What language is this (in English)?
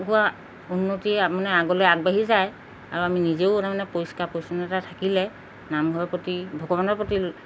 Assamese